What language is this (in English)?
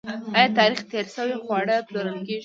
Pashto